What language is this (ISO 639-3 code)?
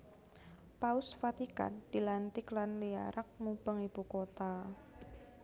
jav